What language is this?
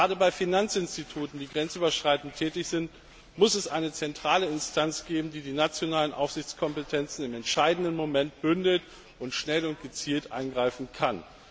German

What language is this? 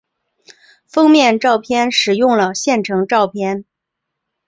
Chinese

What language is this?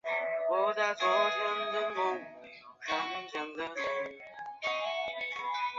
Chinese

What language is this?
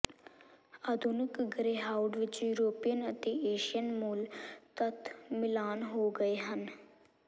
Punjabi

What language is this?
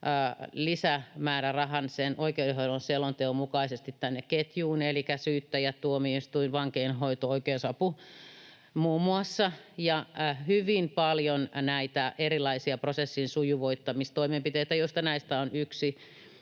Finnish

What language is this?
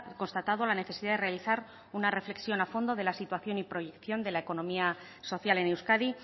Spanish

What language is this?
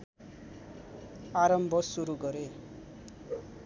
Nepali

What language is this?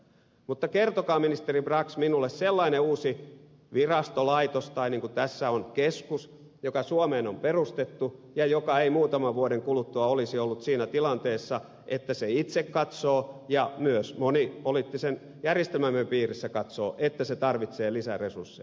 Finnish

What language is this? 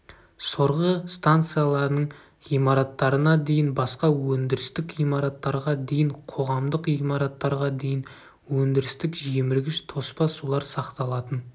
Kazakh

